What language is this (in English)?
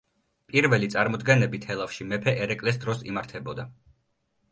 Georgian